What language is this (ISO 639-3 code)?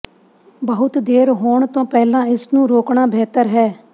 pan